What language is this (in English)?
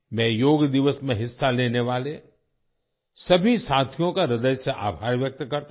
Hindi